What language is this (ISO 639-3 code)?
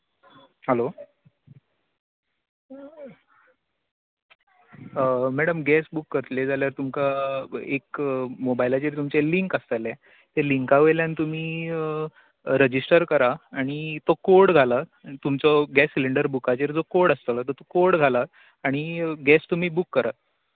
kok